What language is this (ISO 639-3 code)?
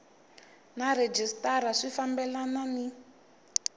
tso